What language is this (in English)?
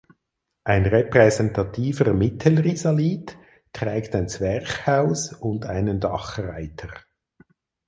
German